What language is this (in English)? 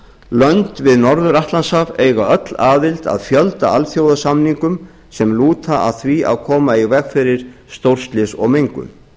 Icelandic